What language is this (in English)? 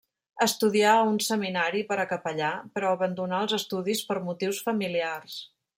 Catalan